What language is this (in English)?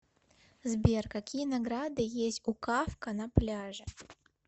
Russian